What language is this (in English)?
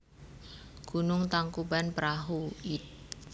Javanese